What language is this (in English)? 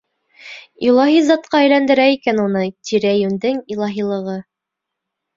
Bashkir